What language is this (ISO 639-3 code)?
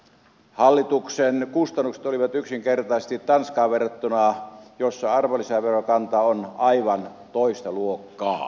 fin